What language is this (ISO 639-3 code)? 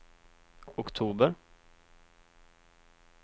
swe